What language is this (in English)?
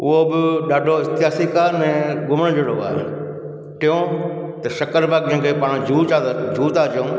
Sindhi